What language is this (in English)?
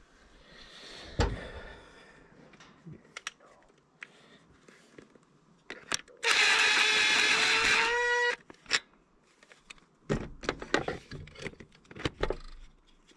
Finnish